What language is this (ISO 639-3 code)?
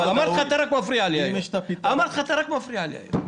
heb